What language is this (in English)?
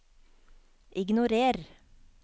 Norwegian